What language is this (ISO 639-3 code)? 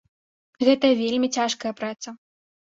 bel